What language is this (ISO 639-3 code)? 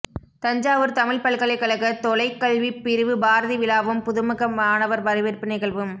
tam